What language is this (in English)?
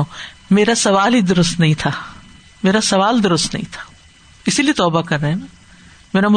Urdu